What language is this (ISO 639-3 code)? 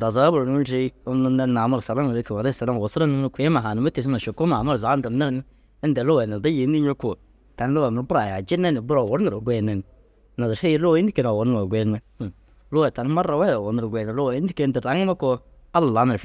dzg